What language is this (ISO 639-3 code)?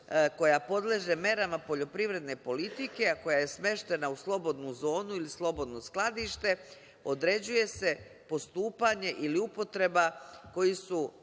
srp